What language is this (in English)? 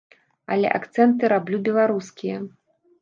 Belarusian